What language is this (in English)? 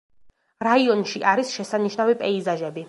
Georgian